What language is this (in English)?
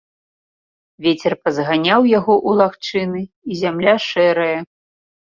Belarusian